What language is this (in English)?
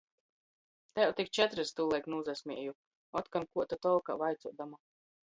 Latgalian